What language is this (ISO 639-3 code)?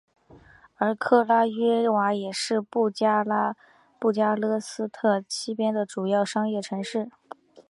zho